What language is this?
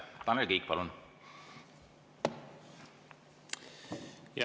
Estonian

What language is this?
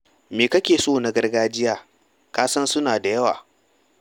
Hausa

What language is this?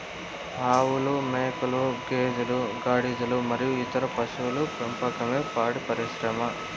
Telugu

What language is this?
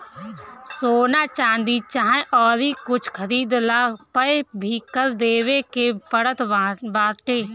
Bhojpuri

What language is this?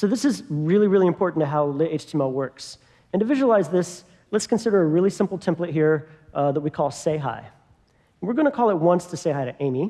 English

